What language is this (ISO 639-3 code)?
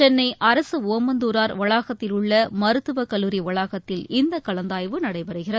tam